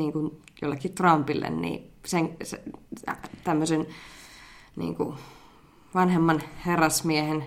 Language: Finnish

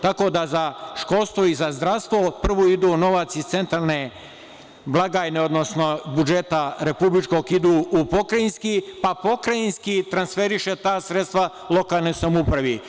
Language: Serbian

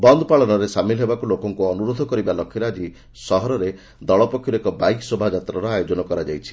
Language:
Odia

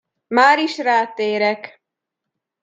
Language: Hungarian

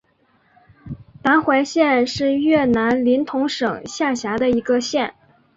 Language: Chinese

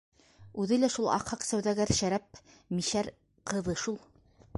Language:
Bashkir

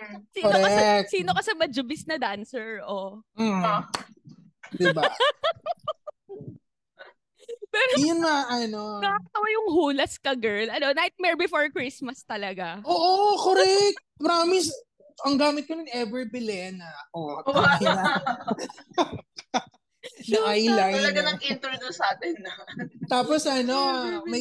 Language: Filipino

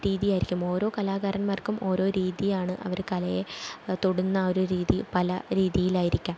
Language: Malayalam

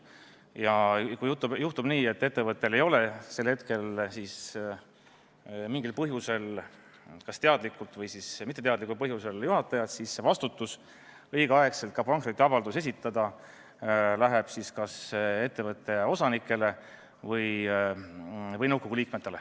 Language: Estonian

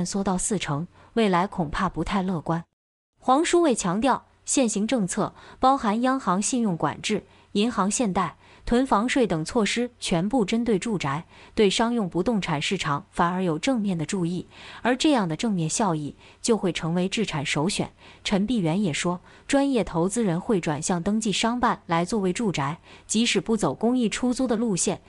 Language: Chinese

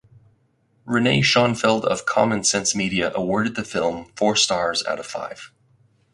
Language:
English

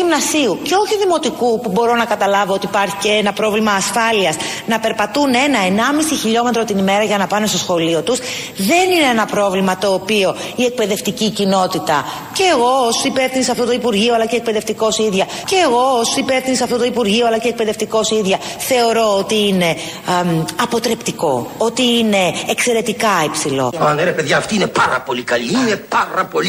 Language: Greek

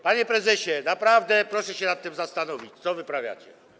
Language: Polish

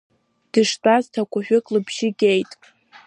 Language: Abkhazian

